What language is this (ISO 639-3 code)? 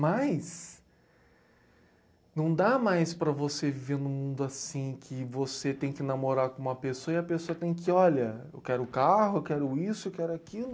por